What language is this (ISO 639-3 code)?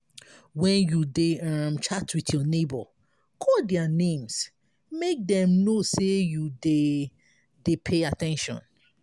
pcm